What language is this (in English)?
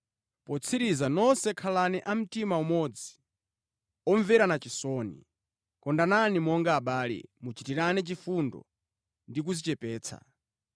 Nyanja